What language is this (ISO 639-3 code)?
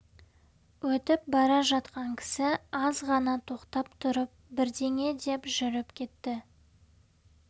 kaz